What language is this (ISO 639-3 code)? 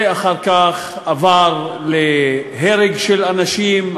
heb